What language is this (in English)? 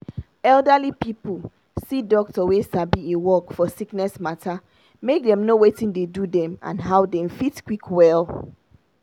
Nigerian Pidgin